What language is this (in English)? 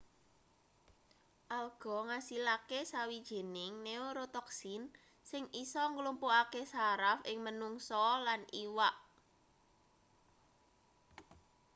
Javanese